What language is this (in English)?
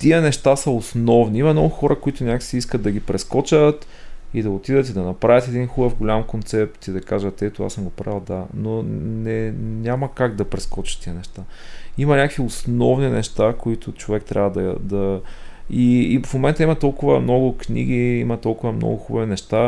Bulgarian